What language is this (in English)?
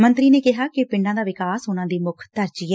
Punjabi